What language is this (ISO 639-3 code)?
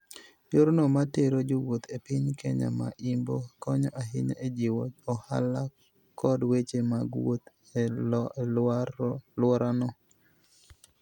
luo